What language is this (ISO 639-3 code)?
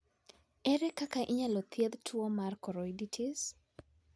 luo